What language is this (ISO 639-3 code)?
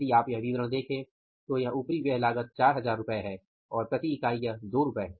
hin